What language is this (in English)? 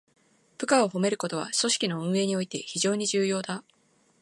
Japanese